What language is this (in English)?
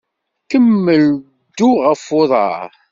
Kabyle